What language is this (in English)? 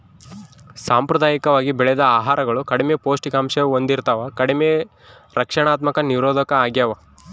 Kannada